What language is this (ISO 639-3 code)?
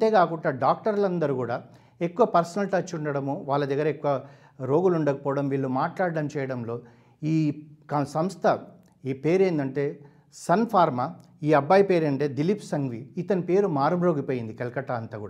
tel